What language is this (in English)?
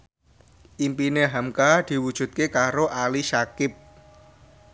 Javanese